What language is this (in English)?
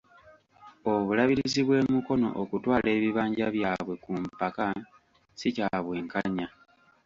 Ganda